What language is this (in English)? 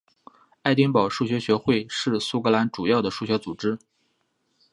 Chinese